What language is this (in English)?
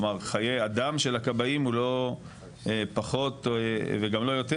Hebrew